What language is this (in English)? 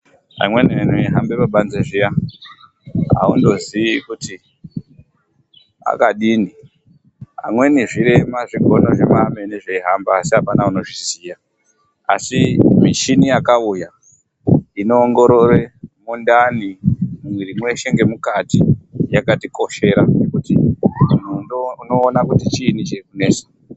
Ndau